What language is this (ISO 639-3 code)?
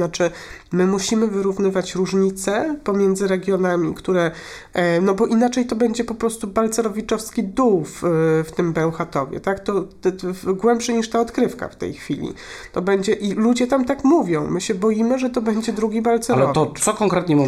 pol